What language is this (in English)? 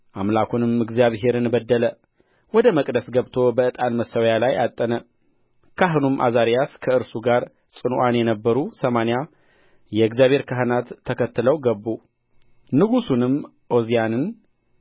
Amharic